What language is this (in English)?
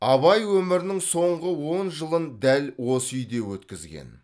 Kazakh